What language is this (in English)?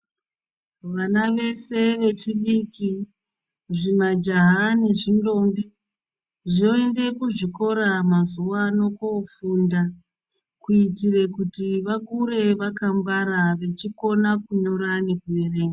Ndau